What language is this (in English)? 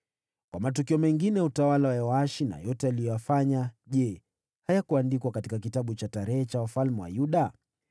Swahili